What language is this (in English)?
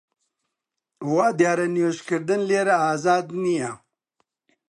Central Kurdish